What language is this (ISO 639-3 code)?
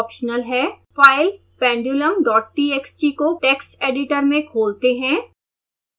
hin